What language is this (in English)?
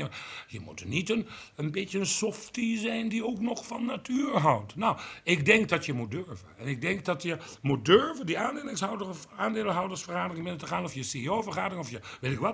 Dutch